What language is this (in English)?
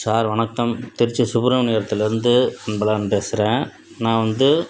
Tamil